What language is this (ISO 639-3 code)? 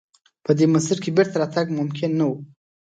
pus